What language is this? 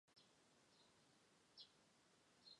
Chinese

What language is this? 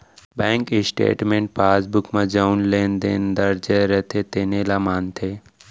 Chhattisgarhi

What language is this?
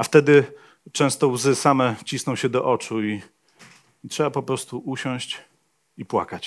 Polish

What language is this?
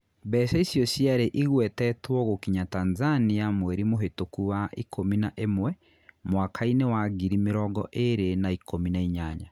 Kikuyu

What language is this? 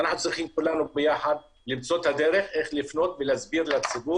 Hebrew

